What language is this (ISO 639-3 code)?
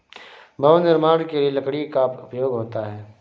hin